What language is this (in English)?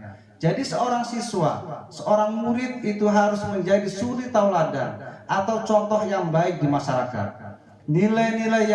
Indonesian